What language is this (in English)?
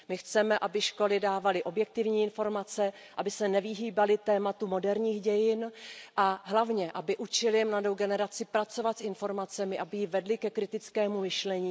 Czech